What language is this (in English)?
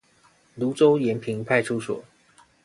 Chinese